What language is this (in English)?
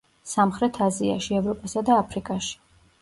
Georgian